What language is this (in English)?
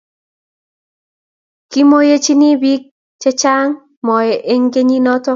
Kalenjin